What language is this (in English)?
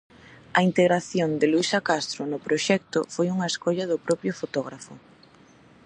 Galician